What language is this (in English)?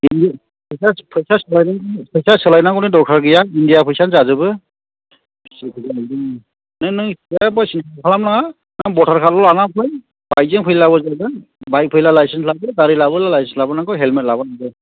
Bodo